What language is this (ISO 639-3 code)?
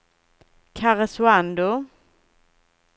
swe